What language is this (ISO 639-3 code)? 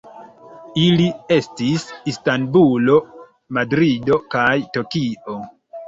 epo